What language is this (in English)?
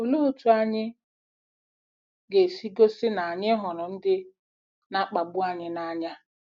Igbo